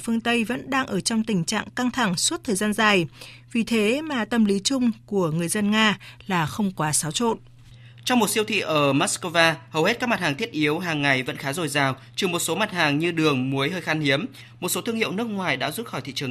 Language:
Vietnamese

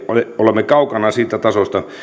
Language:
Finnish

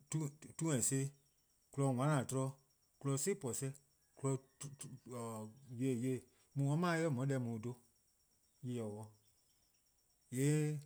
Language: Eastern Krahn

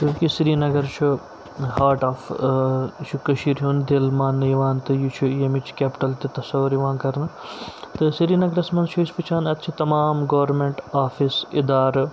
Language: Kashmiri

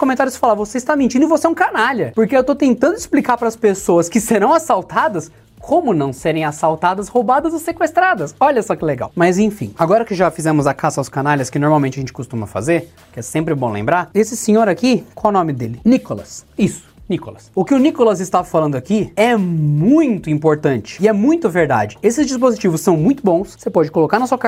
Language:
Portuguese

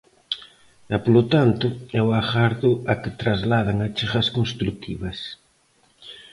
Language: Galician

